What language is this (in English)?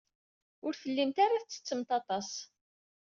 Kabyle